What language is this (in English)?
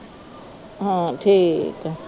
Punjabi